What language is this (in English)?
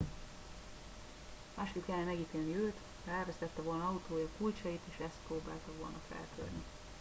Hungarian